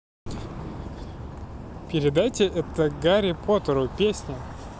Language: Russian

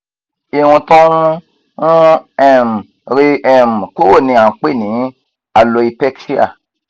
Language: Yoruba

